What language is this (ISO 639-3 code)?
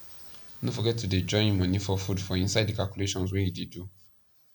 pcm